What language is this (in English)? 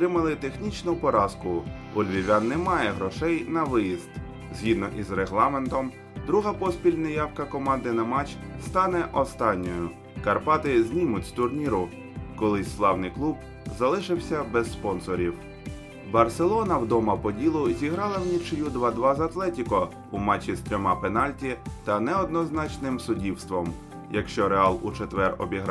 Ukrainian